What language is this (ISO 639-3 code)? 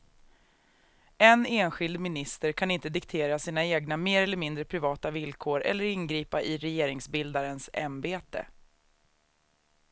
swe